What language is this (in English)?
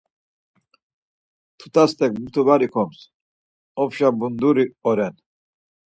Laz